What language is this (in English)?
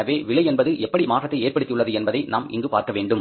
Tamil